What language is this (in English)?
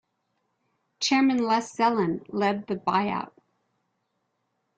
English